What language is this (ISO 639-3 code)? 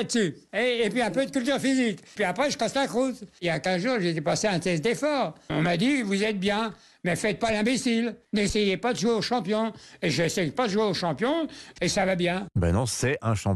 fra